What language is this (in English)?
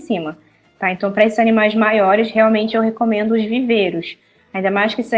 Portuguese